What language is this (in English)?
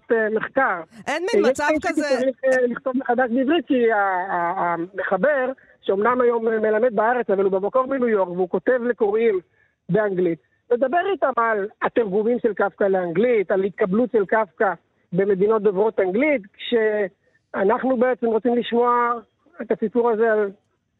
Hebrew